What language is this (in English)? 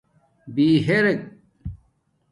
Domaaki